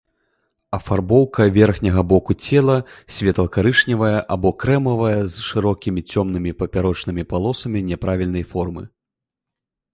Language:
Belarusian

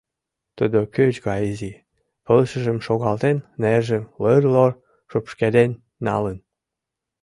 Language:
Mari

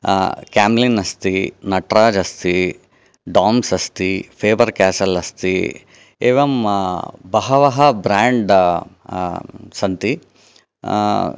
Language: Sanskrit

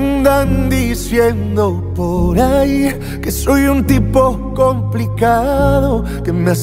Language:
Spanish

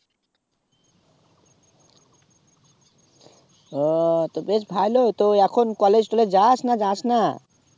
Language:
Bangla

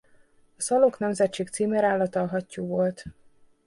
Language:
Hungarian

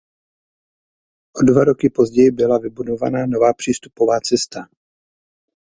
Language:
Czech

